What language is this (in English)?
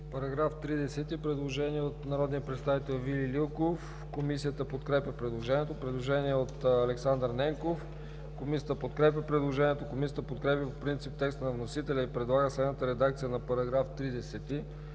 Bulgarian